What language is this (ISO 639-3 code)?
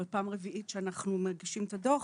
heb